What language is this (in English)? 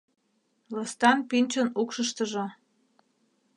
Mari